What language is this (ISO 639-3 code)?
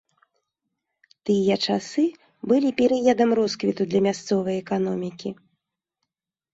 bel